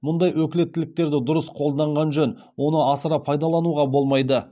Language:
Kazakh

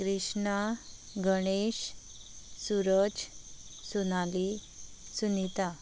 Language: Konkani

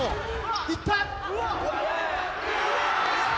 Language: Japanese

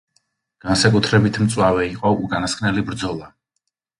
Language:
Georgian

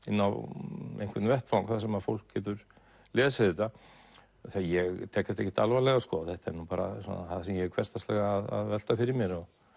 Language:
Icelandic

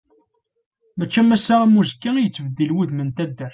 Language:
Kabyle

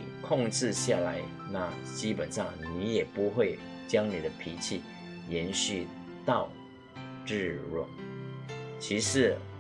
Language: Chinese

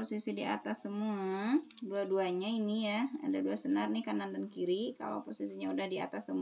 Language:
Indonesian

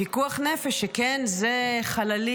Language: Hebrew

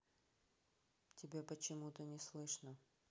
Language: Russian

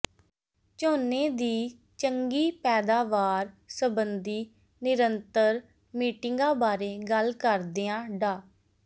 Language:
Punjabi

